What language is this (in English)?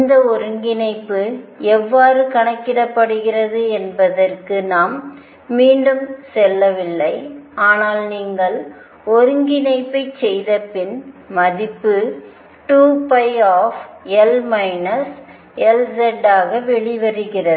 Tamil